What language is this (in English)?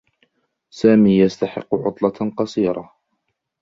Arabic